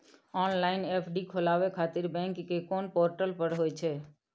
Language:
Maithili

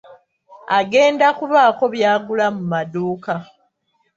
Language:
Ganda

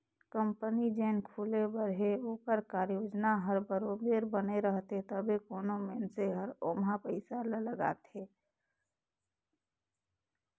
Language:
Chhattisgarhi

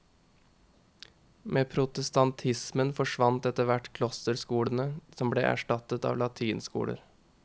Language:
Norwegian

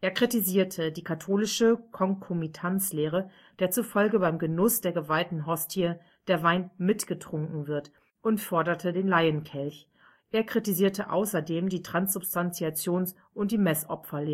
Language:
German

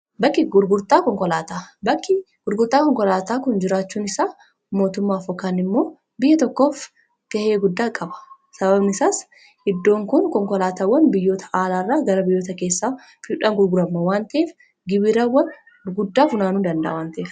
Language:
Oromo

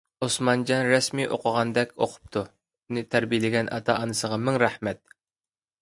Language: Uyghur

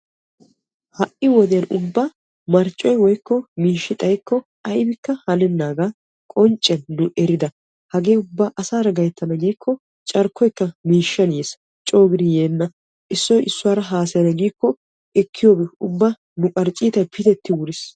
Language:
Wolaytta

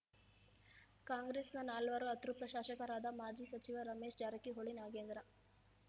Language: Kannada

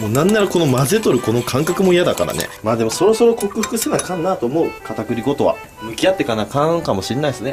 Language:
Japanese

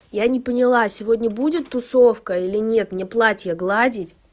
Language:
Russian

